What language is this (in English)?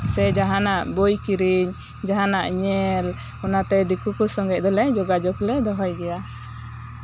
Santali